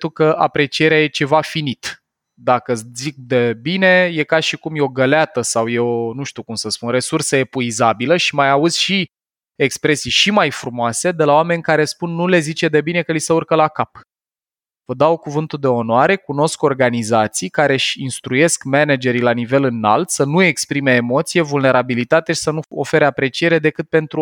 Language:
Romanian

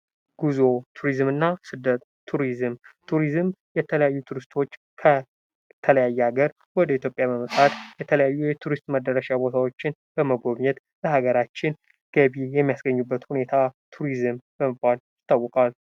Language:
Amharic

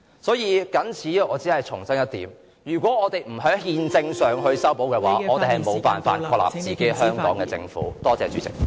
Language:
Cantonese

